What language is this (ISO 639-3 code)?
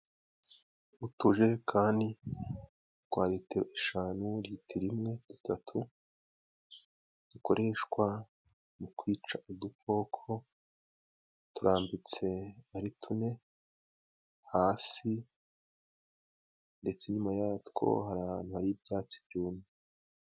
kin